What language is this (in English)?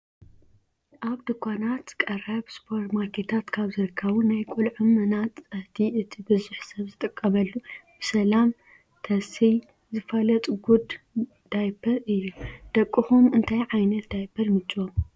Tigrinya